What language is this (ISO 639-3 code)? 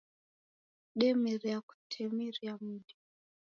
dav